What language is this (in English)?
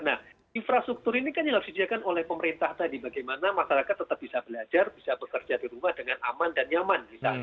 Indonesian